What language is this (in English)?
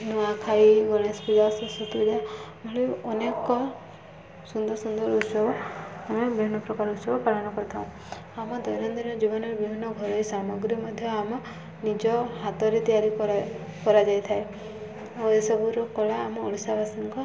Odia